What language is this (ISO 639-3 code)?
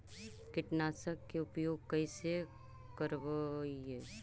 mag